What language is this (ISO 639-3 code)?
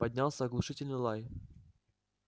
rus